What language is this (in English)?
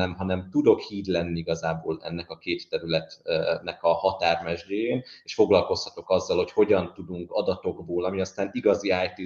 Hungarian